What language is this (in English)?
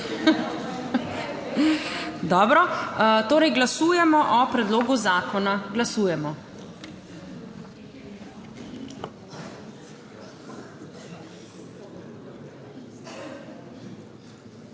Slovenian